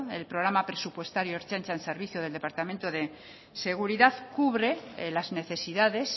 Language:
Spanish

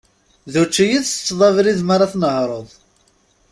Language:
Kabyle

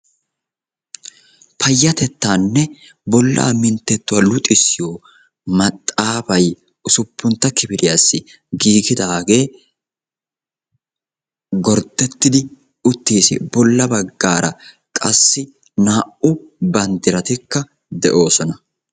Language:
Wolaytta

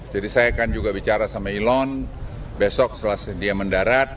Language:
Indonesian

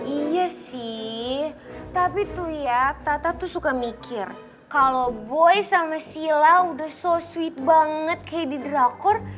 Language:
Indonesian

